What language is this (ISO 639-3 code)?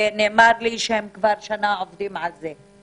heb